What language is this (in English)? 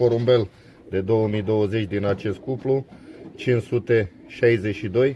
Romanian